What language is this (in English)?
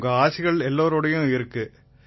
Tamil